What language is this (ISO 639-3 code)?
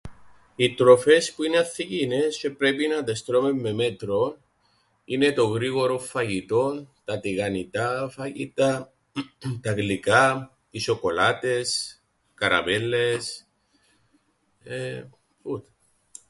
ell